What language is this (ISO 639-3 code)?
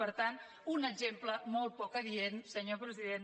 cat